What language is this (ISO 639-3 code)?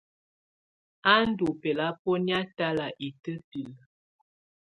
tvu